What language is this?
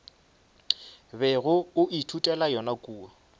Northern Sotho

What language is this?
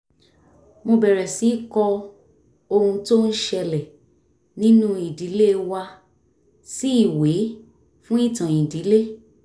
Yoruba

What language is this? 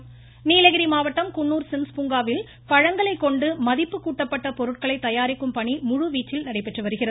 Tamil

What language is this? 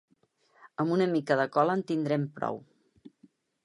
Catalan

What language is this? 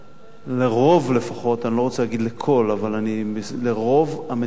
Hebrew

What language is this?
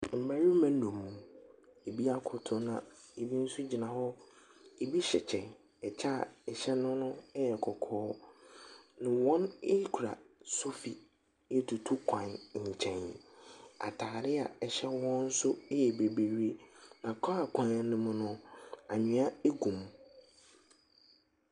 Akan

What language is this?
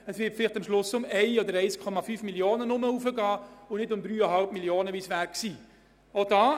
Swiss German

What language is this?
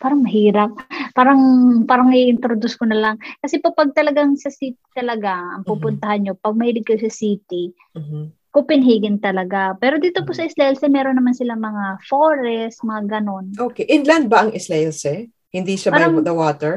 Filipino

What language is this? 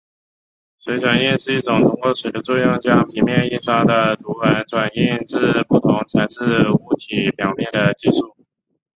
Chinese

